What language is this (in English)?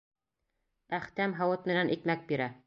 Bashkir